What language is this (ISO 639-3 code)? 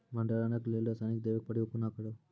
mai